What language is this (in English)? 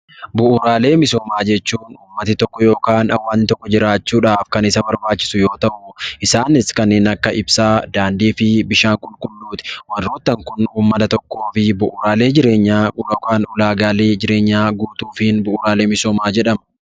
Oromo